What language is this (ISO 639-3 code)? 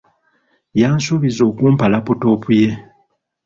lug